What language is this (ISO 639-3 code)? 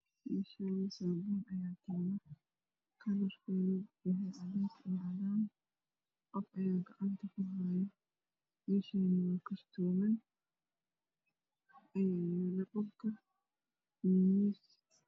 som